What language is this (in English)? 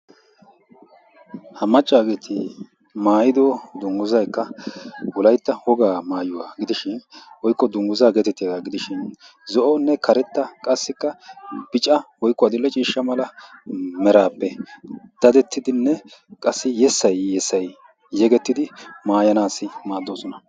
Wolaytta